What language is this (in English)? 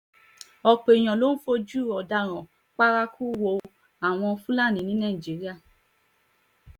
Yoruba